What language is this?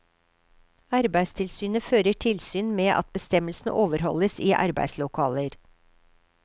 Norwegian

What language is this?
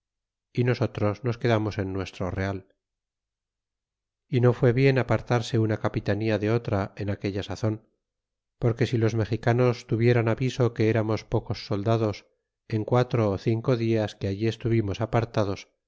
Spanish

